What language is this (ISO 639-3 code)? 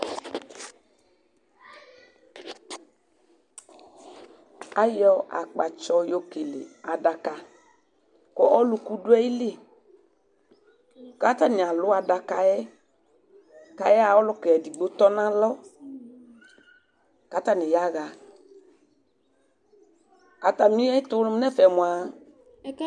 kpo